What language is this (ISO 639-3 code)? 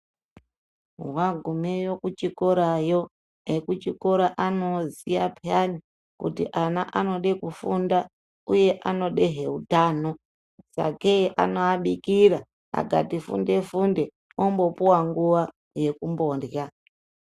ndc